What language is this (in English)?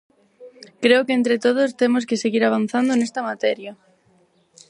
Galician